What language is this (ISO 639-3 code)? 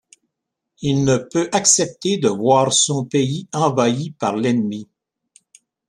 fra